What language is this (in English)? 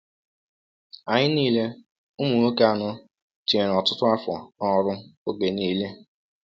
Igbo